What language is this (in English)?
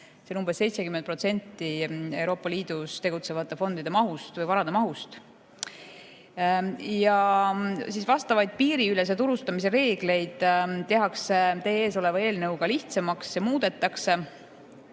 Estonian